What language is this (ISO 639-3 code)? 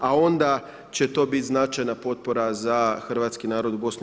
hrv